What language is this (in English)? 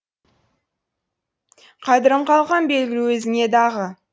Kazakh